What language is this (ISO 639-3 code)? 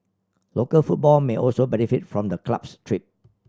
eng